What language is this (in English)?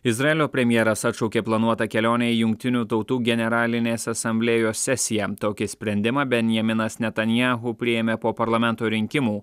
Lithuanian